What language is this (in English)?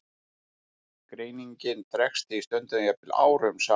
Icelandic